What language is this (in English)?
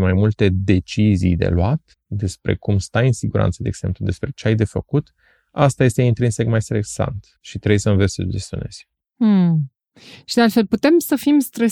Romanian